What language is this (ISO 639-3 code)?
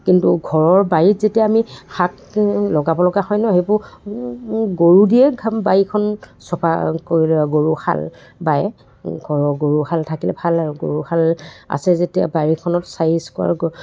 asm